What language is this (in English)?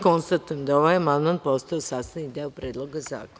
Serbian